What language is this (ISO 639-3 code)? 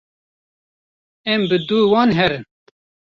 kur